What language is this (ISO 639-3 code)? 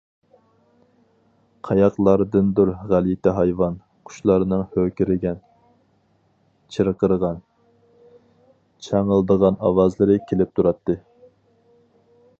uig